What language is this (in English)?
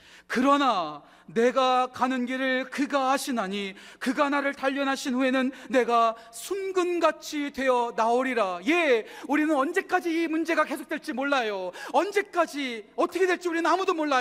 Korean